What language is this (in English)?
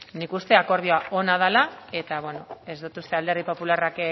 Basque